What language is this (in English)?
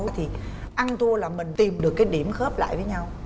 Vietnamese